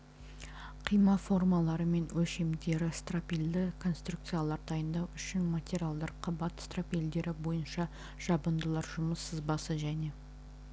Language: Kazakh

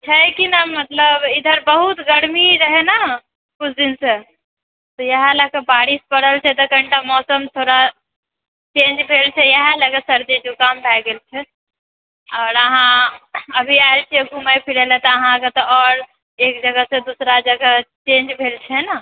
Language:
Maithili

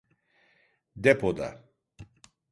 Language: Turkish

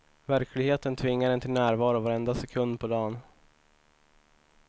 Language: Swedish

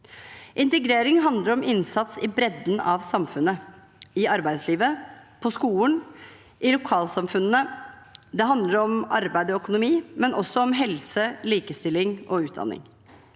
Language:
Norwegian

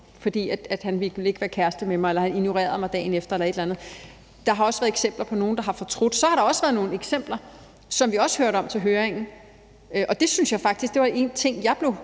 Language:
Danish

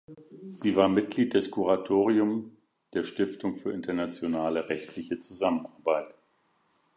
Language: German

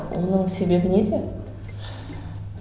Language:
Kazakh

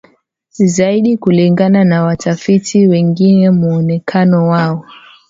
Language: Swahili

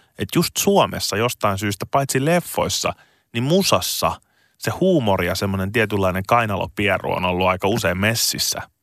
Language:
Finnish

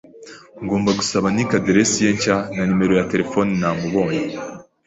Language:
Kinyarwanda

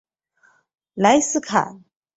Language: Chinese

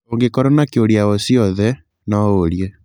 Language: Kikuyu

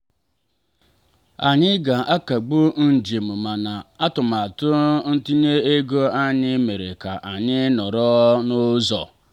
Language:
Igbo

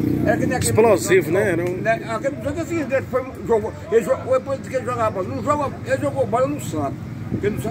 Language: Portuguese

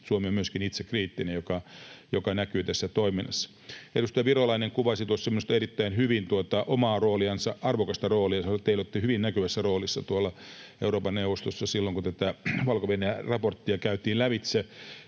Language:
Finnish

